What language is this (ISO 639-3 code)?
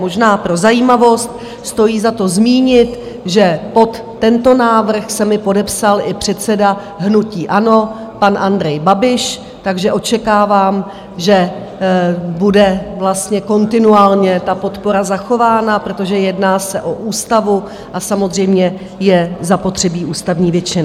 ces